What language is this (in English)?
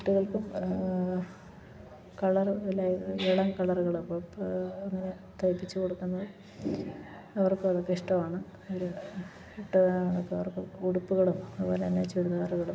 Malayalam